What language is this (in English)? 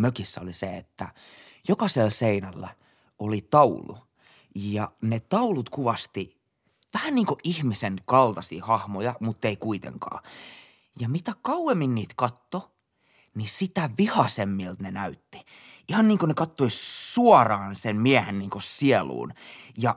Finnish